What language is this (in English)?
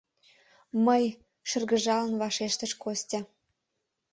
Mari